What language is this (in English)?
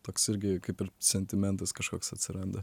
Lithuanian